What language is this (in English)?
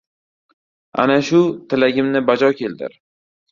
Uzbek